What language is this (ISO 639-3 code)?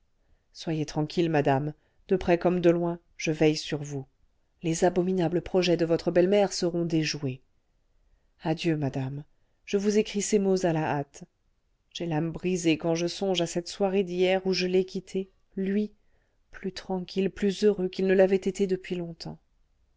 fra